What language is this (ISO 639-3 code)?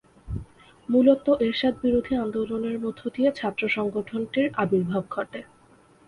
ben